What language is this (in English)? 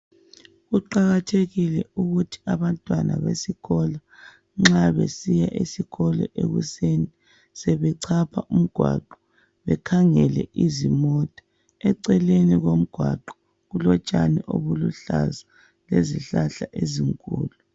North Ndebele